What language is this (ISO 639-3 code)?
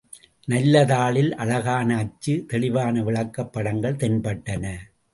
tam